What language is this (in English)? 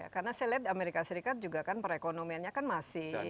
Indonesian